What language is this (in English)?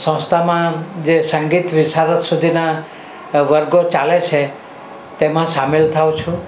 Gujarati